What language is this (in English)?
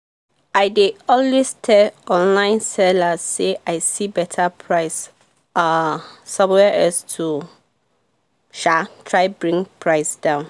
Nigerian Pidgin